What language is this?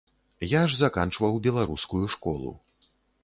Belarusian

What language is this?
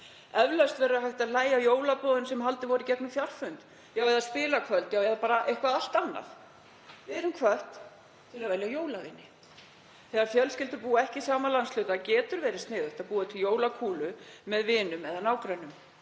Icelandic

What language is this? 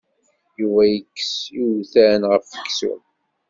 Kabyle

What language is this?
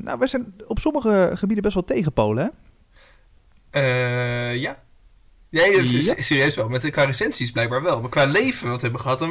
Dutch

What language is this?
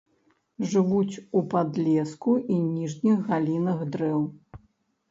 Belarusian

